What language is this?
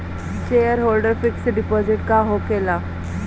Bhojpuri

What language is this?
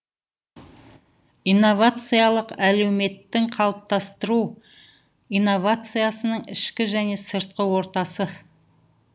Kazakh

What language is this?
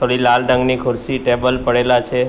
Gujarati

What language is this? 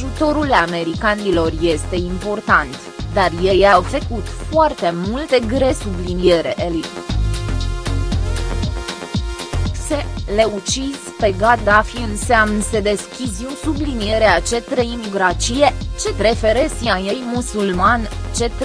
Romanian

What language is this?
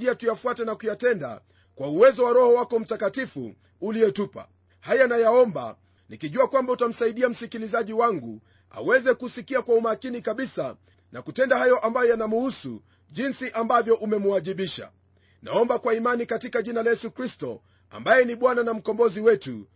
Swahili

